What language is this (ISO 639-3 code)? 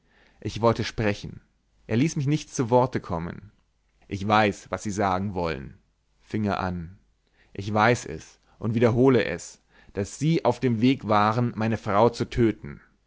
deu